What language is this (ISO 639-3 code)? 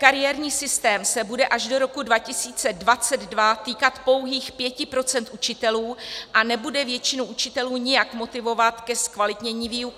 ces